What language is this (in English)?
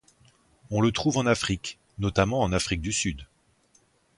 French